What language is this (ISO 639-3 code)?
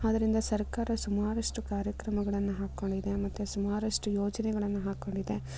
kan